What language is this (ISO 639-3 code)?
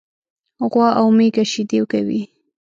pus